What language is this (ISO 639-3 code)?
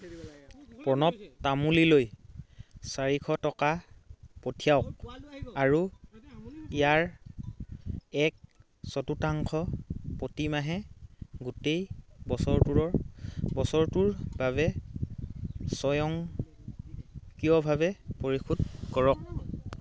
asm